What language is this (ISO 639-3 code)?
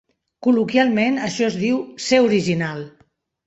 cat